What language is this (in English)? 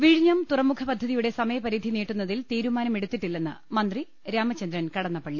Malayalam